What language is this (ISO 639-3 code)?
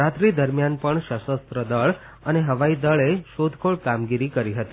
guj